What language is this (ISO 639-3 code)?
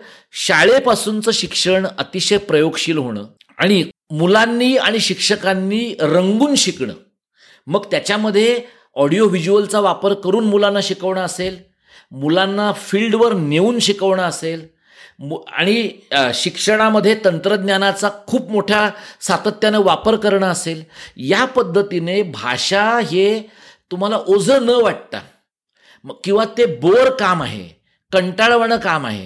mar